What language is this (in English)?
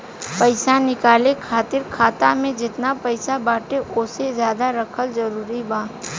Bhojpuri